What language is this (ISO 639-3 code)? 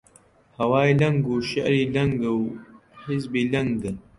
ckb